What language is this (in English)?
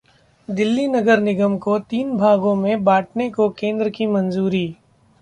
Hindi